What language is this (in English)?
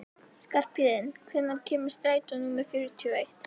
Icelandic